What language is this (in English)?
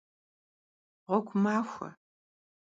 Kabardian